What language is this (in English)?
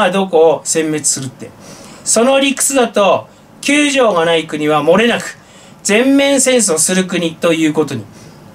Japanese